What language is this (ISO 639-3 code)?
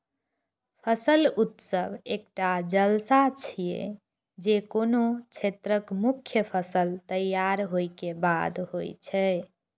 mai